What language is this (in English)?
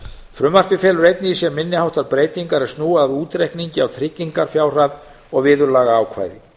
Icelandic